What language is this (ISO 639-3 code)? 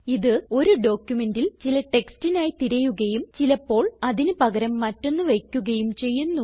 mal